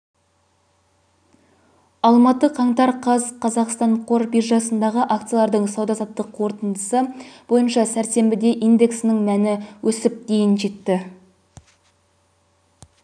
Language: Kazakh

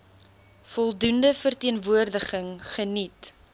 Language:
Afrikaans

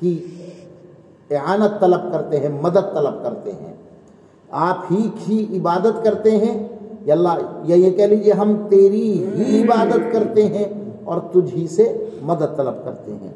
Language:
Urdu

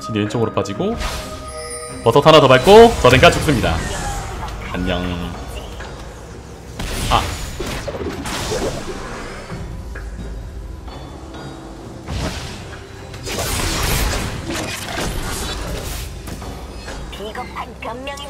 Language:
Korean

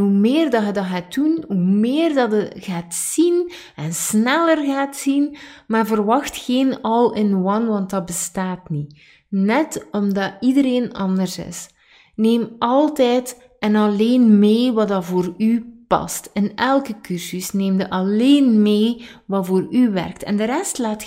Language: Dutch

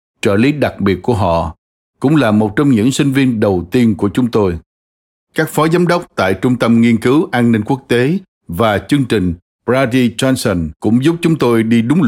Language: Vietnamese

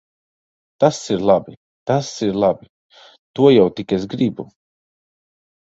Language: Latvian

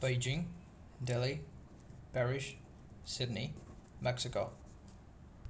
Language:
Manipuri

